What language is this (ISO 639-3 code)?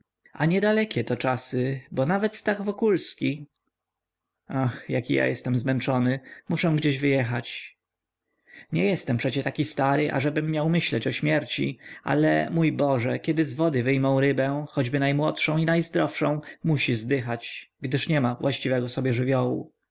pol